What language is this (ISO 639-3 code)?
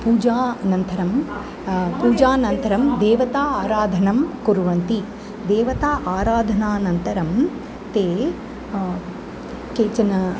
san